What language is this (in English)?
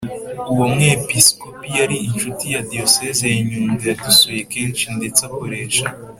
Kinyarwanda